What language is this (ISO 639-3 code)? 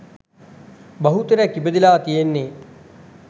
sin